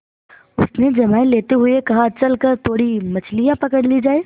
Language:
Hindi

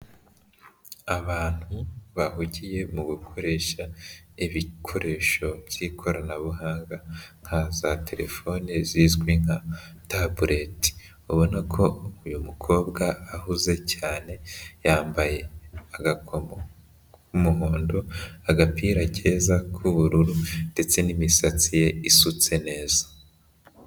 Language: Kinyarwanda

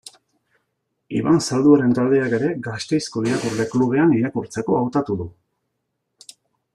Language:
Basque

